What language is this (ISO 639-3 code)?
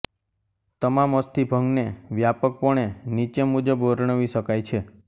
guj